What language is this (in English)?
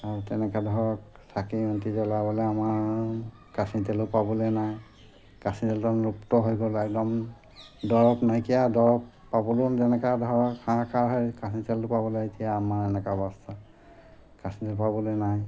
Assamese